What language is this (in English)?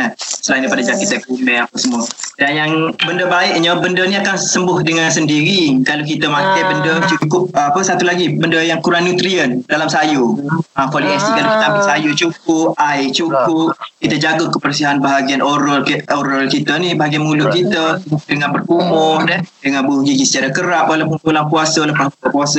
Malay